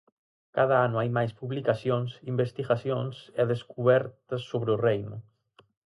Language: Galician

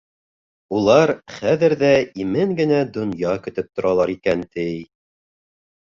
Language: Bashkir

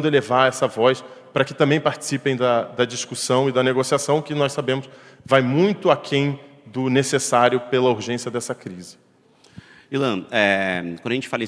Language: Portuguese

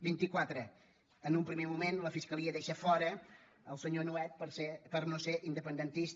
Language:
Catalan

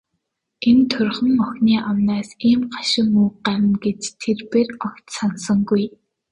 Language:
Mongolian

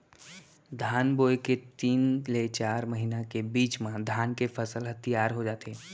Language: Chhattisgarhi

